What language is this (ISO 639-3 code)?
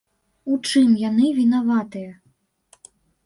bel